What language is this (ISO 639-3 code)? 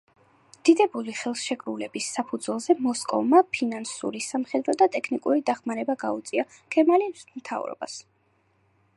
kat